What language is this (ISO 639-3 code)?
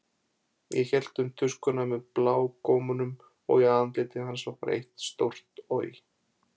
isl